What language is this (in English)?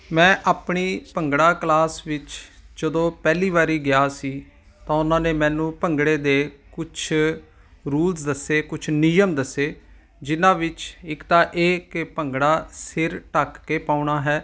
Punjabi